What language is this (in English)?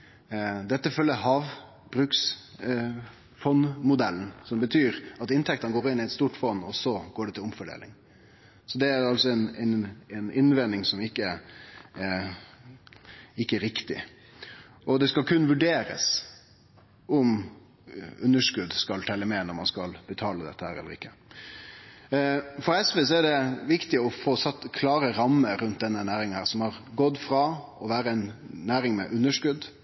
Norwegian Nynorsk